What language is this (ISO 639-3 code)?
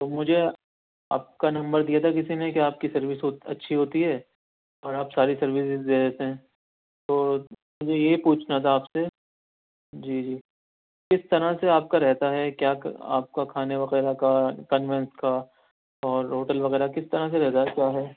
urd